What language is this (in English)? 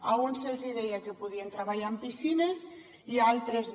Catalan